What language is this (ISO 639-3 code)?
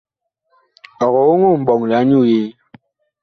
bkh